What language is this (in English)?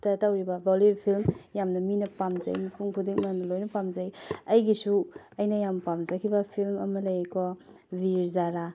Manipuri